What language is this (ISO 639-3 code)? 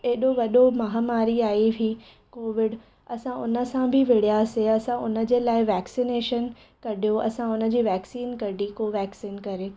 snd